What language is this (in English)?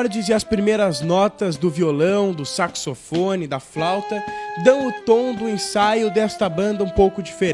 Portuguese